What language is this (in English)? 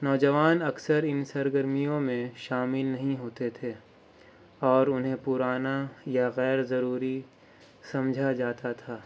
Urdu